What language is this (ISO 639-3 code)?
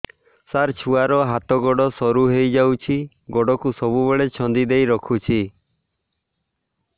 ori